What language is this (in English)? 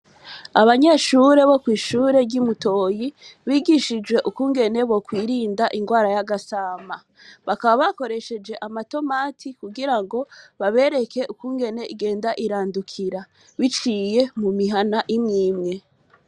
Rundi